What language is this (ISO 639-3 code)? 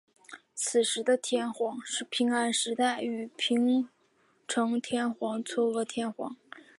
zho